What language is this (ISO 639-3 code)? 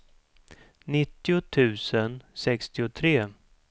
swe